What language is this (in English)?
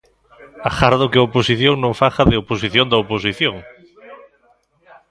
Galician